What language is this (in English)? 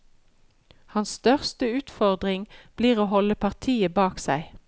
Norwegian